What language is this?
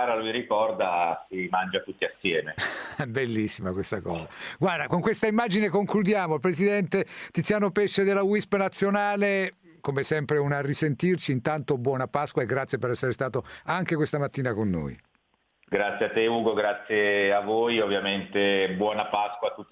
Italian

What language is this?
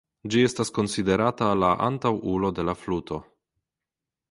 Esperanto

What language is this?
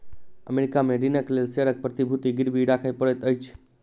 Maithili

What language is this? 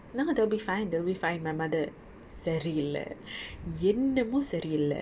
English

